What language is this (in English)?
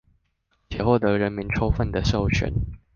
Chinese